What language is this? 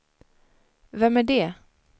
Swedish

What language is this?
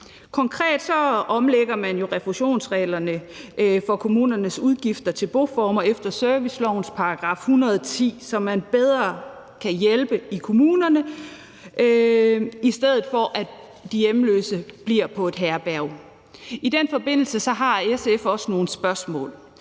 Danish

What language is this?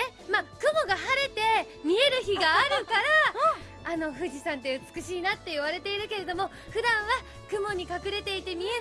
Japanese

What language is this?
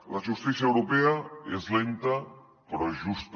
Catalan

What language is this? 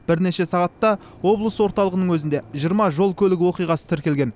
Kazakh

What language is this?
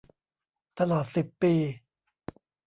Thai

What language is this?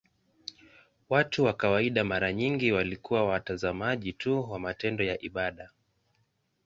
Swahili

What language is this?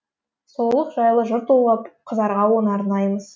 Kazakh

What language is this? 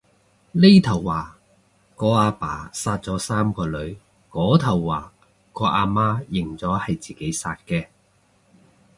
Cantonese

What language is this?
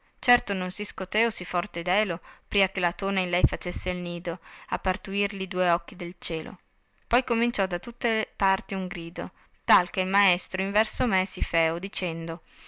Italian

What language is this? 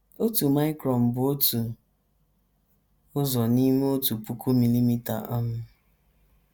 Igbo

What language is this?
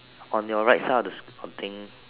English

